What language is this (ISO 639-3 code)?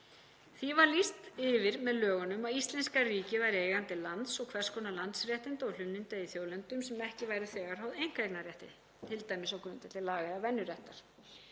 isl